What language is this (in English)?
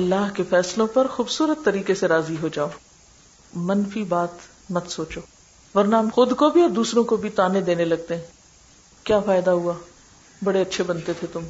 Urdu